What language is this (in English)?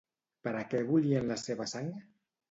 Catalan